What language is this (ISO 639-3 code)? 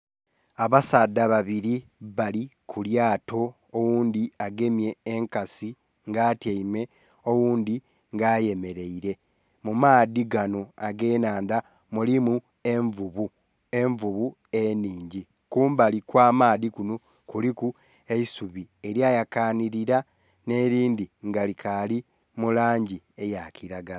xog